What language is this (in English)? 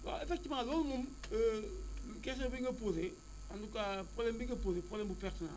Wolof